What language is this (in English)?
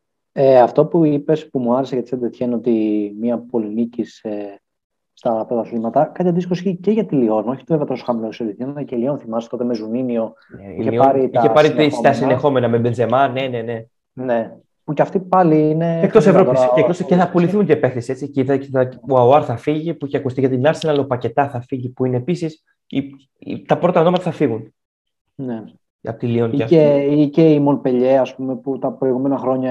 Greek